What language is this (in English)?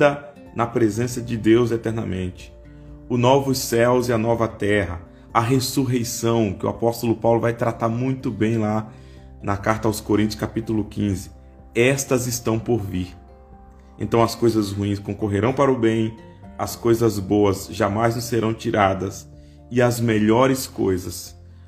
Portuguese